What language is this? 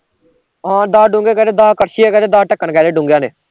Punjabi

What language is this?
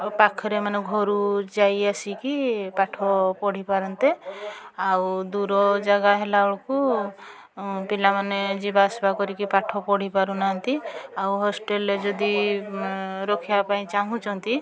Odia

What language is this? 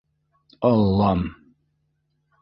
Bashkir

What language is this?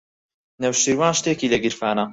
Central Kurdish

